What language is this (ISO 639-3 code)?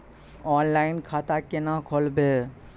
mai